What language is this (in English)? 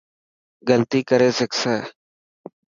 Dhatki